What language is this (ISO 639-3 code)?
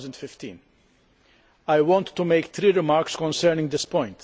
eng